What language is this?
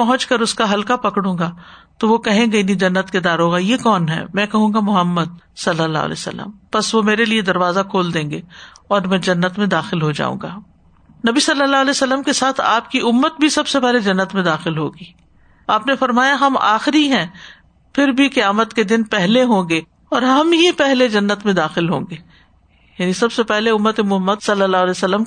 Urdu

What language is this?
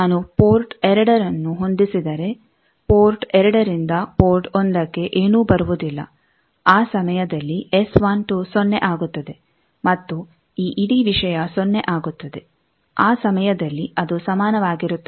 Kannada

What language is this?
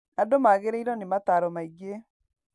Kikuyu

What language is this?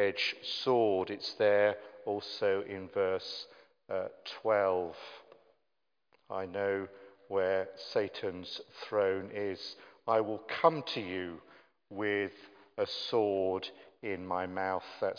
English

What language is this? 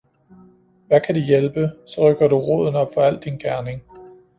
Danish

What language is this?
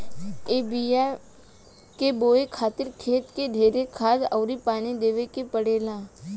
Bhojpuri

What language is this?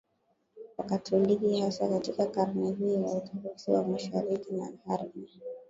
Swahili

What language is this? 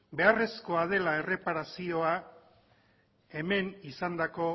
Basque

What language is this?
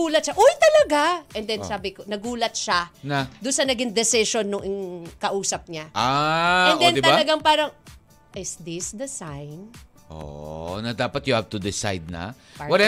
Filipino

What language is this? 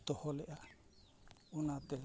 Santali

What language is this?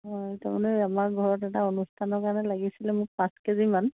Assamese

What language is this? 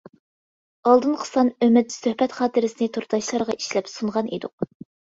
Uyghur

